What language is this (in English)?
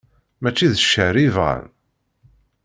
Kabyle